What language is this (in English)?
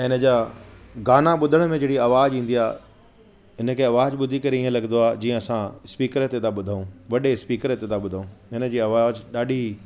Sindhi